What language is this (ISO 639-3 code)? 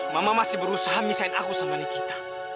ind